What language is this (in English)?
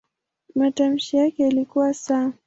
Swahili